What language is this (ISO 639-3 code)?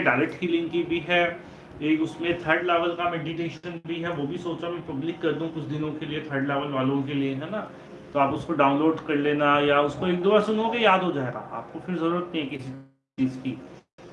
hin